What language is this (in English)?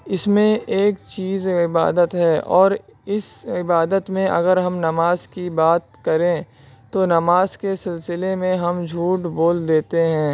Urdu